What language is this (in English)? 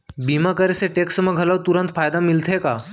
Chhattisgarhi